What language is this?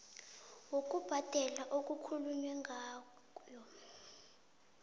South Ndebele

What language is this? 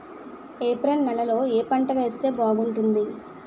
Telugu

